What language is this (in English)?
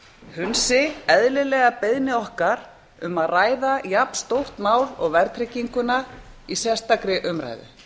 Icelandic